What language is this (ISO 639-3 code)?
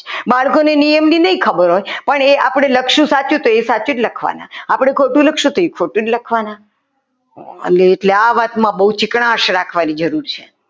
guj